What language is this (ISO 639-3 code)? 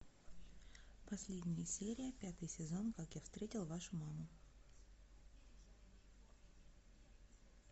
rus